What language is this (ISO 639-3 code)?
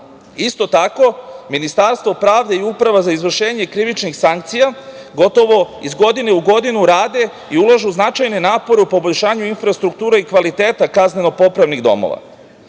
srp